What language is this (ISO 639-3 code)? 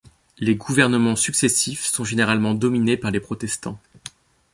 fra